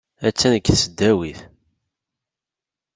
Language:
Kabyle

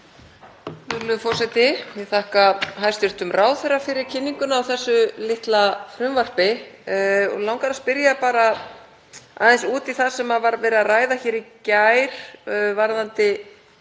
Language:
Icelandic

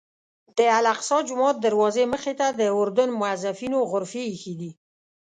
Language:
Pashto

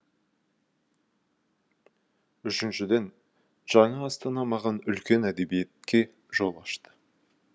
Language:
Kazakh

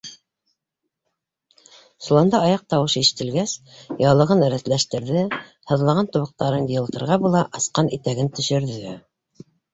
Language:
Bashkir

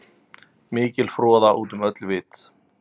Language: Icelandic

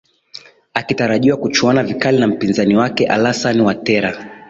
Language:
Swahili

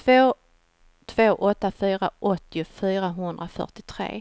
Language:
Swedish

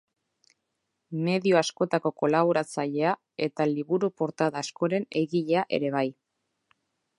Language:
Basque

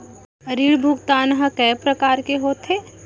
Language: Chhattisgarhi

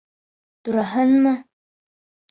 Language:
Bashkir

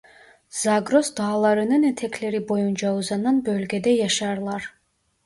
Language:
Turkish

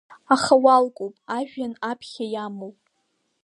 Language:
Abkhazian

